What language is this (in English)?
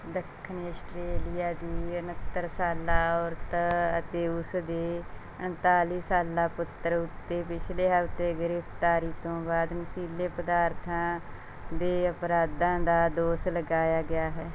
Punjabi